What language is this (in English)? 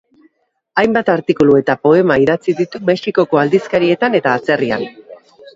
Basque